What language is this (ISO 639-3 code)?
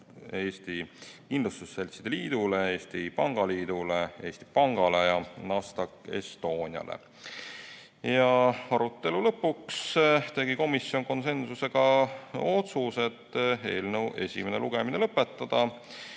est